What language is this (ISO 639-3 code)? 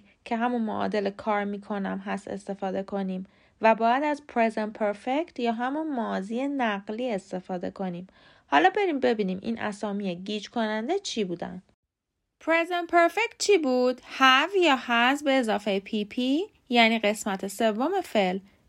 fas